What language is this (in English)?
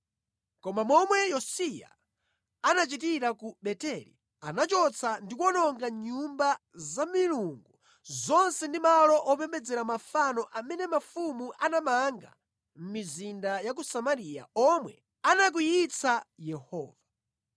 Nyanja